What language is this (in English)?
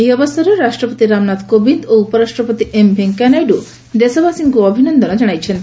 Odia